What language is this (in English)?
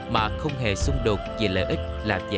Vietnamese